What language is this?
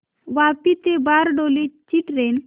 Marathi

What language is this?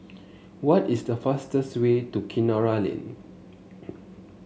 English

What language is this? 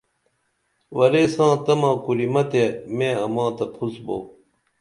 Dameli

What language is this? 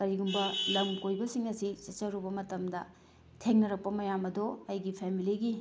Manipuri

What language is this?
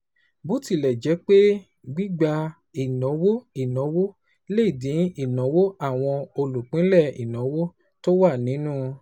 Yoruba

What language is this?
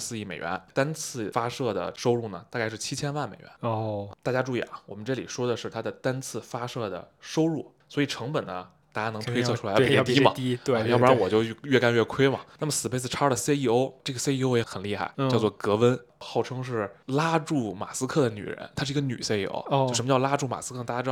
Chinese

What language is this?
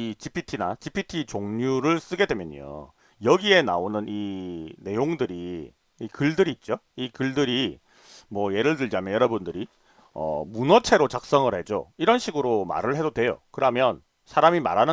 Korean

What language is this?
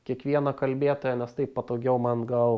Lithuanian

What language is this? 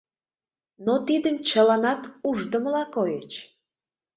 Mari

